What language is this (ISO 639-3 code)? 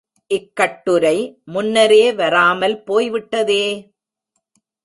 tam